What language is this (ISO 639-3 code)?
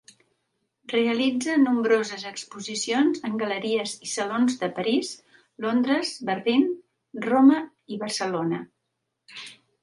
cat